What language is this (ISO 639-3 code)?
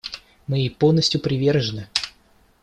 rus